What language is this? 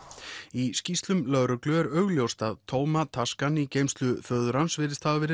Icelandic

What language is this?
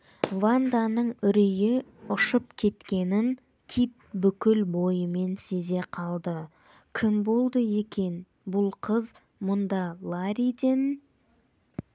Kazakh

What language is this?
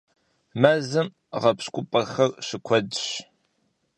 Kabardian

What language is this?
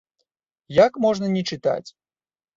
Belarusian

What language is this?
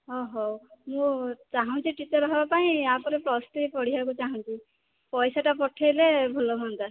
Odia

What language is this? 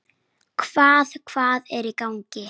Icelandic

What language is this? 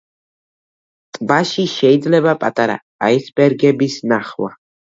Georgian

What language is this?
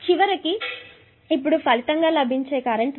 Telugu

